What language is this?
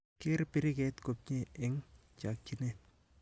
Kalenjin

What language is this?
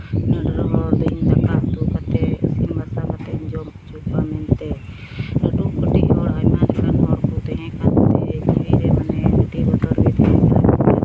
Santali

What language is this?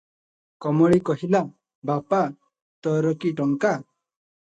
Odia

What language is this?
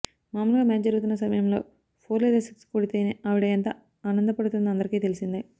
Telugu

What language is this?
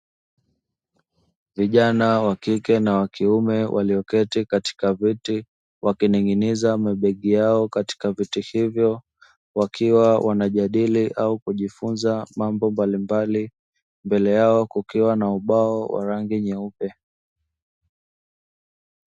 Swahili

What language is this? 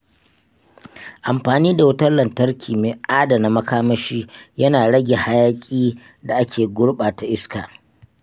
Hausa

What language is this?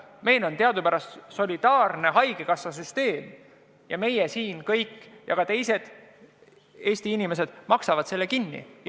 Estonian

